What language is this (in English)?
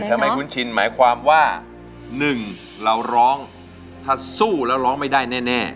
Thai